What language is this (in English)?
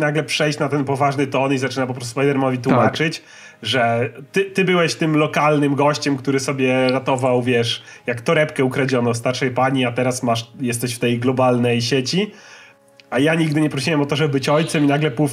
Polish